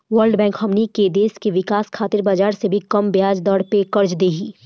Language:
Bhojpuri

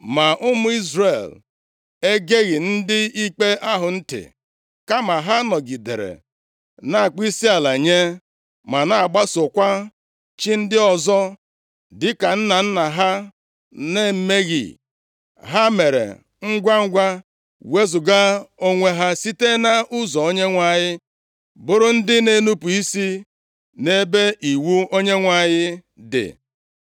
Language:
Igbo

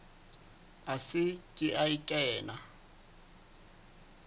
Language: Southern Sotho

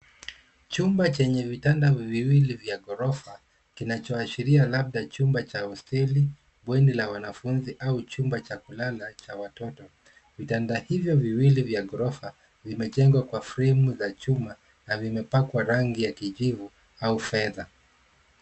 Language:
Swahili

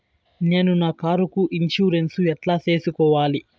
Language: Telugu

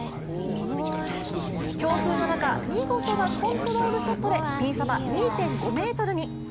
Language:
Japanese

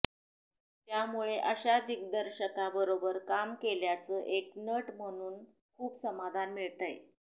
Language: Marathi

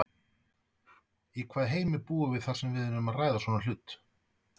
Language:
Icelandic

